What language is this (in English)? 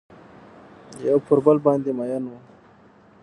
Pashto